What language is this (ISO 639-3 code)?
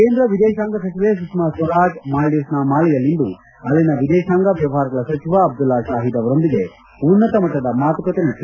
kan